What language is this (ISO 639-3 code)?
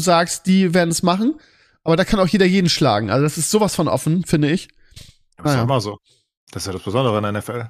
deu